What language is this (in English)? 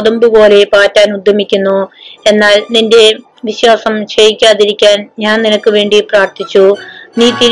Malayalam